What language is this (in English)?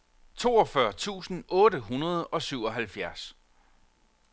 Danish